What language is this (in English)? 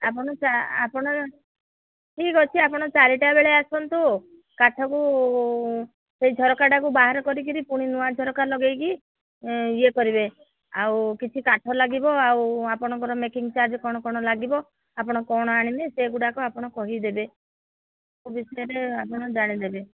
Odia